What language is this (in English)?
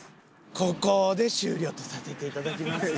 Japanese